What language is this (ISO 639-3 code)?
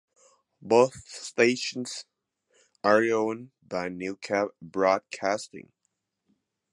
eng